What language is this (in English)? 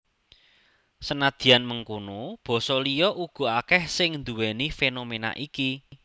Javanese